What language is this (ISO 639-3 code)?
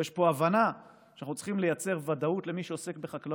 heb